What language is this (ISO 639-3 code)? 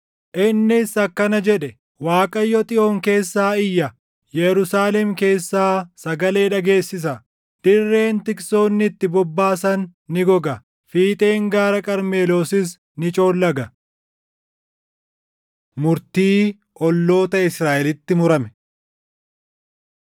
orm